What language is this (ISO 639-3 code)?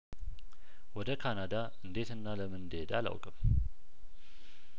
amh